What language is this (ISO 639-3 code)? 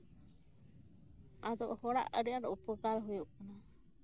sat